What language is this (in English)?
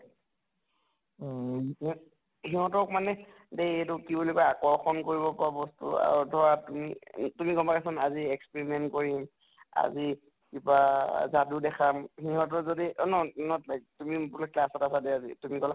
Assamese